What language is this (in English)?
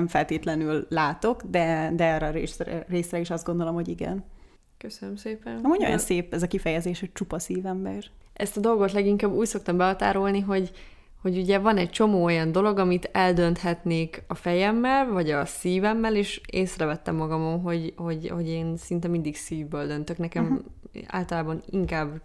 Hungarian